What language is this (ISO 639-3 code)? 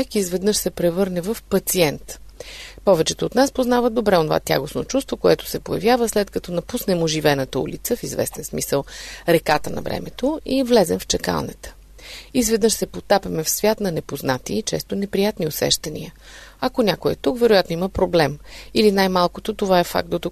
bul